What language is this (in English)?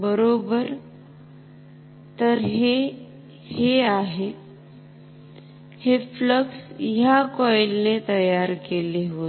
Marathi